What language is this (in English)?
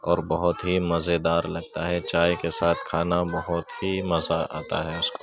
Urdu